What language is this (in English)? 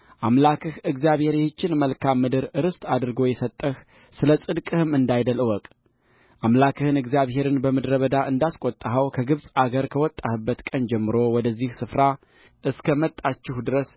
Amharic